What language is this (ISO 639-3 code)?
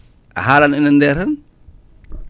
ful